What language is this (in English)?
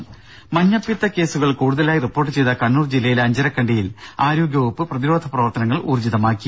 Malayalam